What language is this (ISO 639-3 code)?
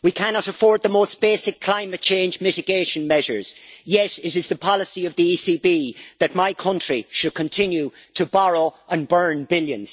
eng